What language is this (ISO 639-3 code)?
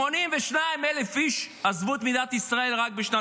heb